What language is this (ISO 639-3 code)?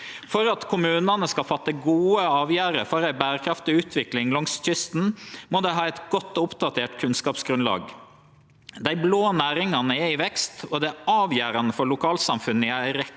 nor